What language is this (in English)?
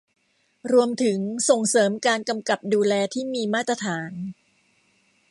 Thai